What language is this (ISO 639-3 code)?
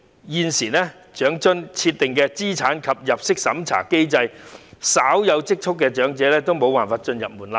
yue